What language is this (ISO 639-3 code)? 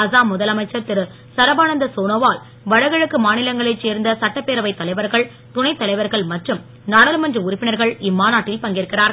tam